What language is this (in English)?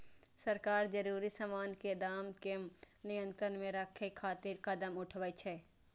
Maithili